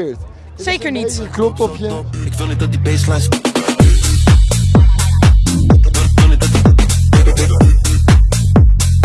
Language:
Dutch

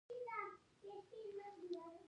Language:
Pashto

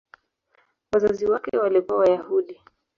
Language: Swahili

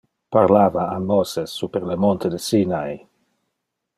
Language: Interlingua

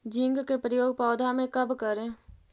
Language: Magahi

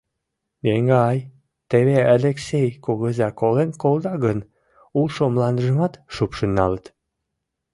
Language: Mari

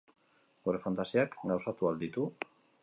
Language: Basque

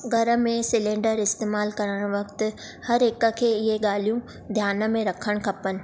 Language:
Sindhi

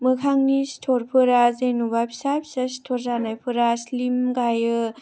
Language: Bodo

